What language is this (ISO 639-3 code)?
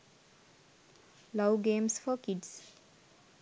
sin